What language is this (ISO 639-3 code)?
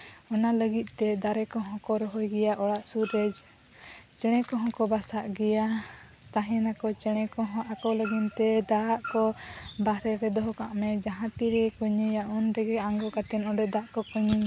sat